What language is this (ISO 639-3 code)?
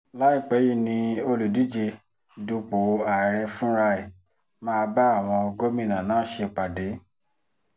yor